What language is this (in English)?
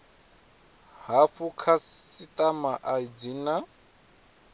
Venda